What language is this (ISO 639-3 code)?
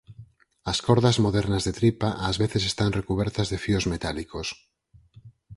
glg